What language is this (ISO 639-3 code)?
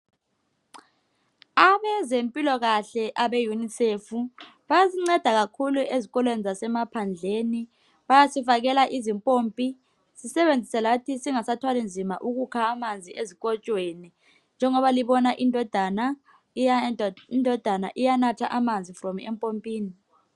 nde